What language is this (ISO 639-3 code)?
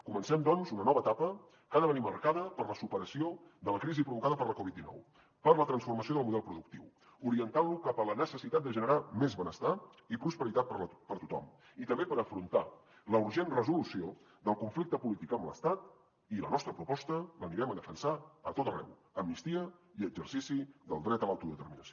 cat